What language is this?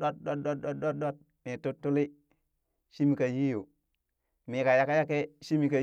Burak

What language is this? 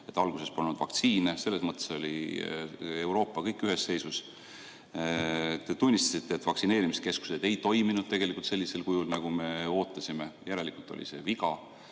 Estonian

